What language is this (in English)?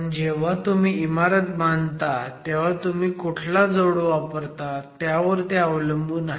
Marathi